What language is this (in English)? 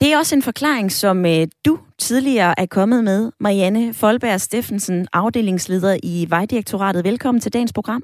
Danish